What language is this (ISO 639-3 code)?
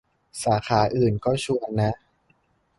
tha